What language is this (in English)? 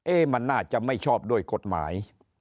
Thai